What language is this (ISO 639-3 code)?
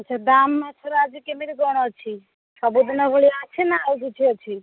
ori